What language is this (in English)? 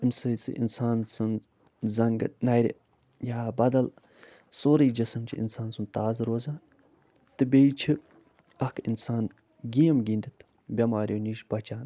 Kashmiri